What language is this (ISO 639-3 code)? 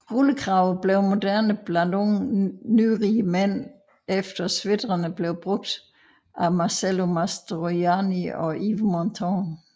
dan